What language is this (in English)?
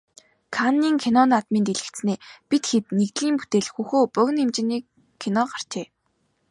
Mongolian